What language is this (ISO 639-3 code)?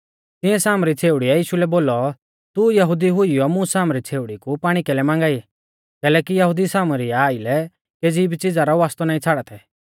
bfz